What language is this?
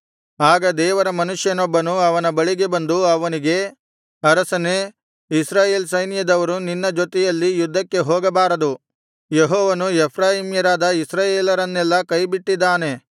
Kannada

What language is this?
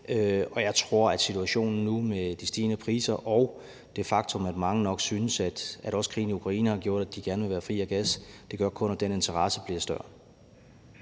Danish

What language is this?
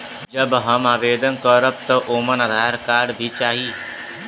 Bhojpuri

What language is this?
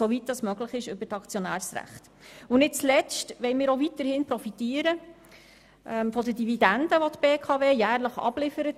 Swiss German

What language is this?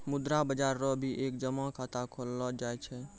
Maithili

